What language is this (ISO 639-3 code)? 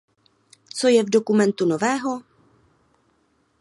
ces